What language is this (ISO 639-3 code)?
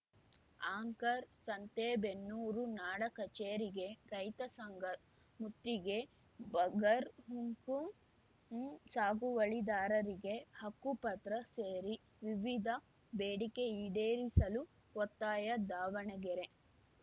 kan